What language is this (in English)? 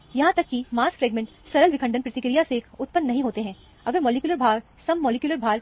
Hindi